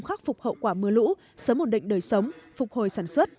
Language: Vietnamese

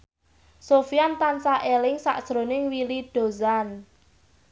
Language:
Javanese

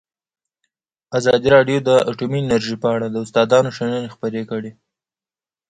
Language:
Pashto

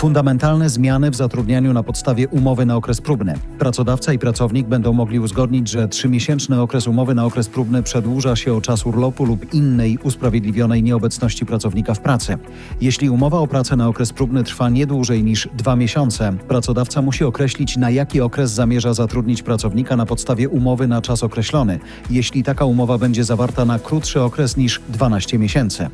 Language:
Polish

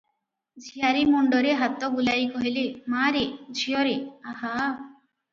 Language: Odia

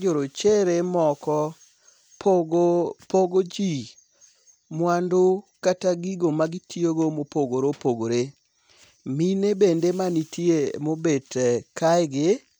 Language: Luo (Kenya and Tanzania)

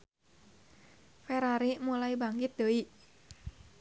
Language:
Sundanese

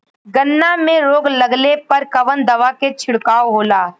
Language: Bhojpuri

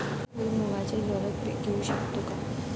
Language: Marathi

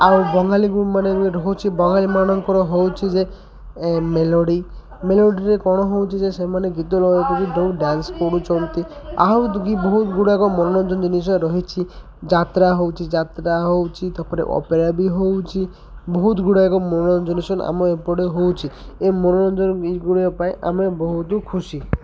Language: Odia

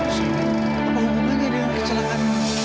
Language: Indonesian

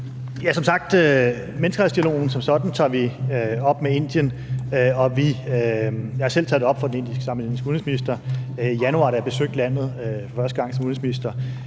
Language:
Danish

